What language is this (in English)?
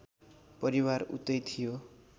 Nepali